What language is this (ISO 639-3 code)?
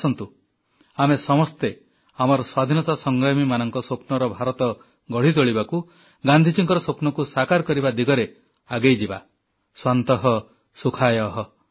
ori